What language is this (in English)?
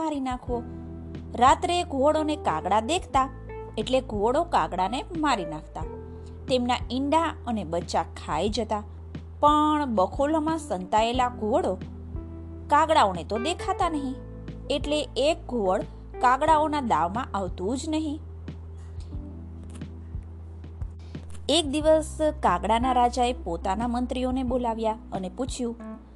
Gujarati